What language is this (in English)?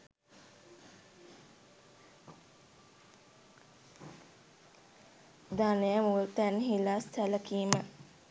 Sinhala